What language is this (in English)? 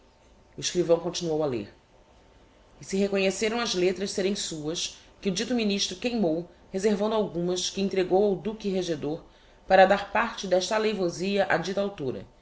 Portuguese